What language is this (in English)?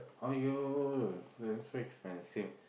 English